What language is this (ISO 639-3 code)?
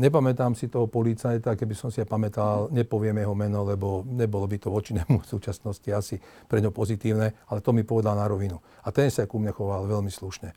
slk